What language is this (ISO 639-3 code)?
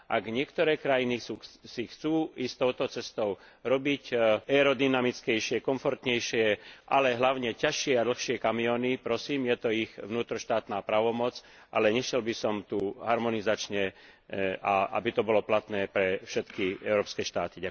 slk